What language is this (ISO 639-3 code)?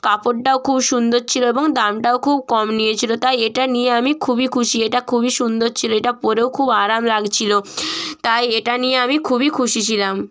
ben